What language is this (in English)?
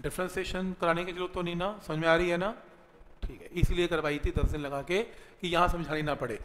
Hindi